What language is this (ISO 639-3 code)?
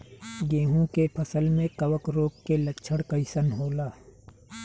bho